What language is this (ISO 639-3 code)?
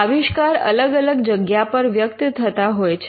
guj